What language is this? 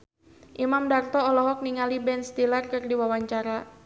Sundanese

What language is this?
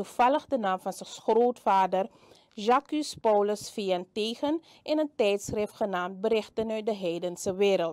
Dutch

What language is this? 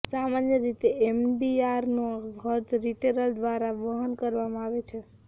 Gujarati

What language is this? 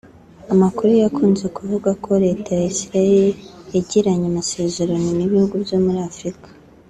Kinyarwanda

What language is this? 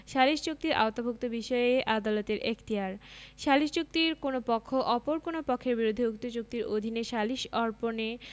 Bangla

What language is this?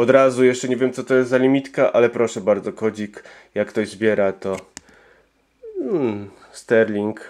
Polish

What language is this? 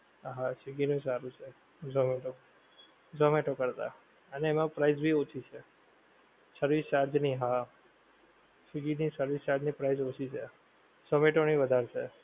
Gujarati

